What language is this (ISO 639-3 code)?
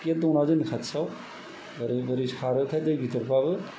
brx